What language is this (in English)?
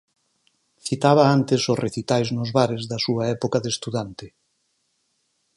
Galician